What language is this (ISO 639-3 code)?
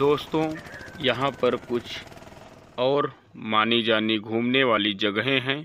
hin